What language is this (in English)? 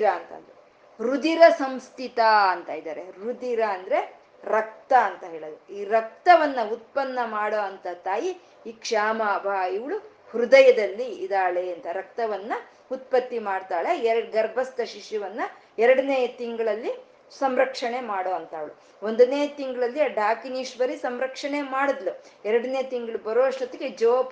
Kannada